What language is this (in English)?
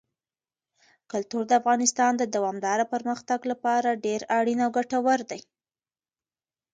Pashto